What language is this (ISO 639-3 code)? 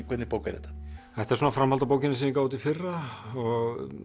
isl